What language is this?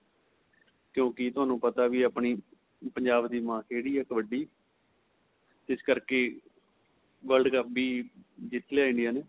Punjabi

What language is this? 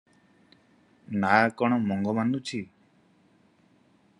Odia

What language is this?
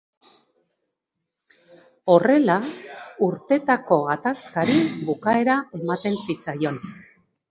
Basque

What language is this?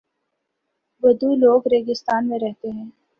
Urdu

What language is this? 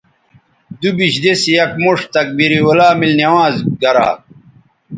Bateri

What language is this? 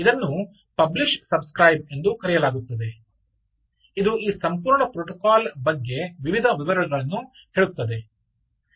Kannada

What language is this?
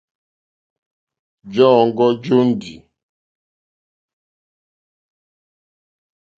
Mokpwe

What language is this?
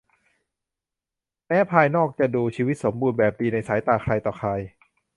Thai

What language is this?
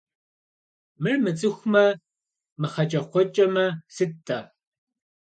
Kabardian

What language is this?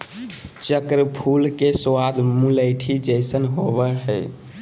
Magahi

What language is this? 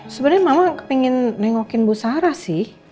Indonesian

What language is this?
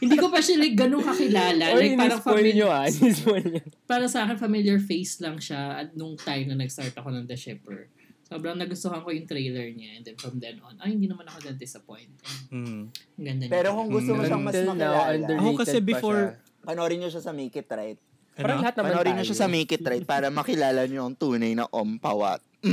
Filipino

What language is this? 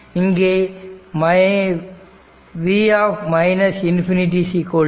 Tamil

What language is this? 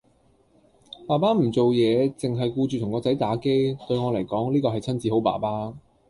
Cantonese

